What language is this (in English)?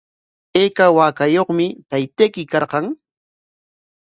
Corongo Ancash Quechua